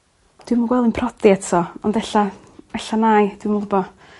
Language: Welsh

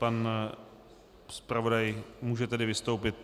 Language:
Czech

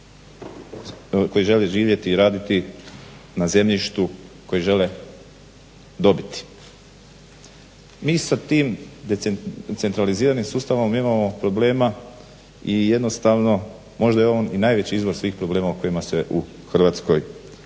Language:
Croatian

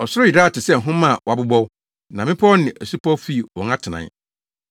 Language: Akan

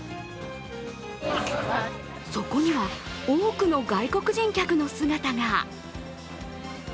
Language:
Japanese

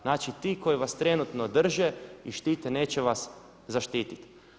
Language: Croatian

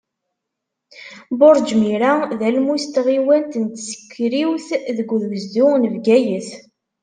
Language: Kabyle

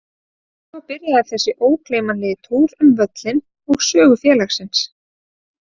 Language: Icelandic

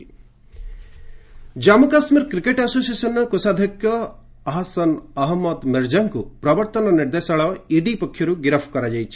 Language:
Odia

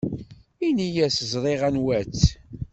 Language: Kabyle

